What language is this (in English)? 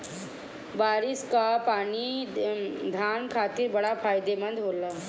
Bhojpuri